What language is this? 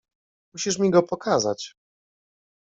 Polish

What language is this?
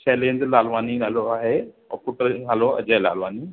Sindhi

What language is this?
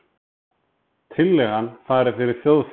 Icelandic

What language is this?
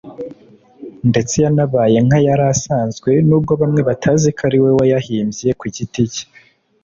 Kinyarwanda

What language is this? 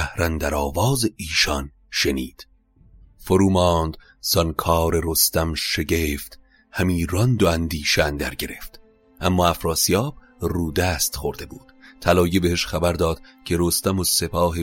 Persian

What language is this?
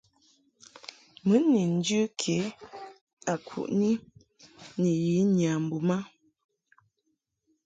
Mungaka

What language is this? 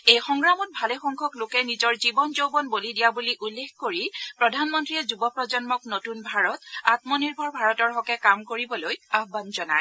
Assamese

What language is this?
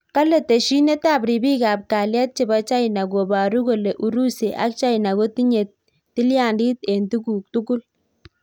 Kalenjin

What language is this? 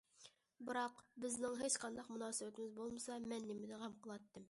Uyghur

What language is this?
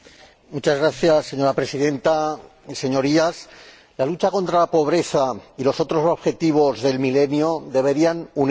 Spanish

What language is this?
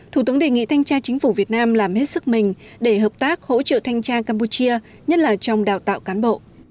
Vietnamese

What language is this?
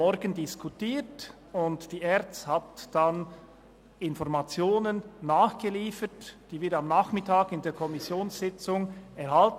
Swiss German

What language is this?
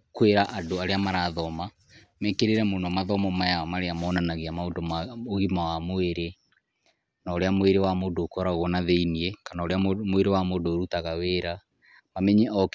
Kikuyu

